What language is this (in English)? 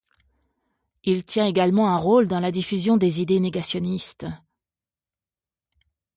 French